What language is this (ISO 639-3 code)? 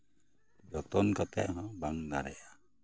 sat